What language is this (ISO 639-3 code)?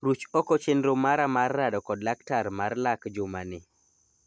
luo